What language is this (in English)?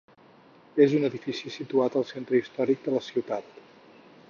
Catalan